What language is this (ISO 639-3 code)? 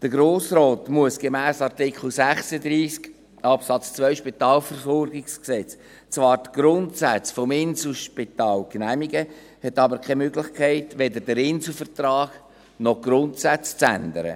gsw